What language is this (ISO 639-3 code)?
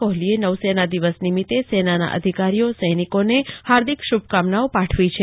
guj